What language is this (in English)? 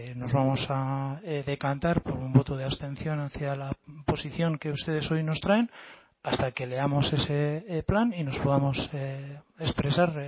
Spanish